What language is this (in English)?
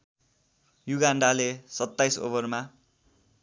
Nepali